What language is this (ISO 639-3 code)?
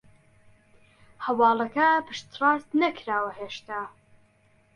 ckb